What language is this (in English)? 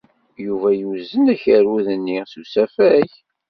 Kabyle